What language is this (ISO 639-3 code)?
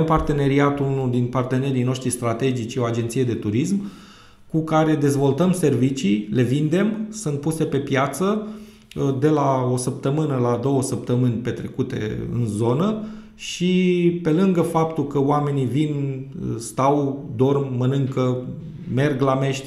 ron